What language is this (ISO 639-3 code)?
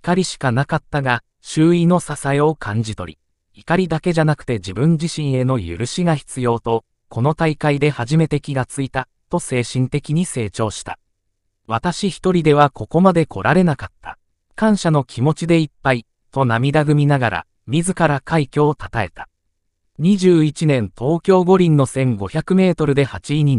jpn